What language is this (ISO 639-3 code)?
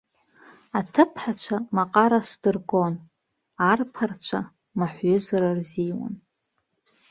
abk